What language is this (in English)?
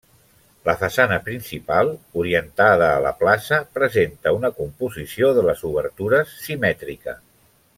Catalan